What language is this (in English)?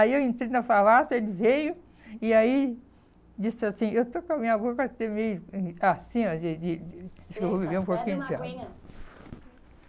Portuguese